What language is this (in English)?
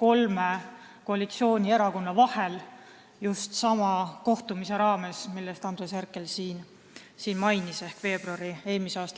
Estonian